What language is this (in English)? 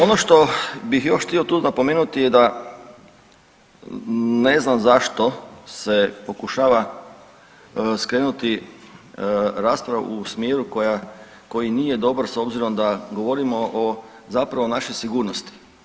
Croatian